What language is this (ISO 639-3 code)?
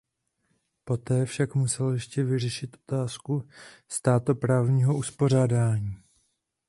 ces